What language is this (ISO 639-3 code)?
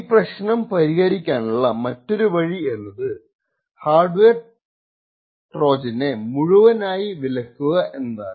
mal